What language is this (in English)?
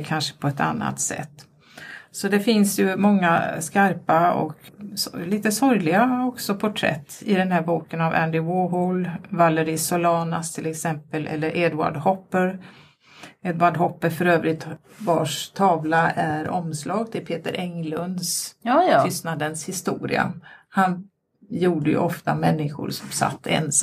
Swedish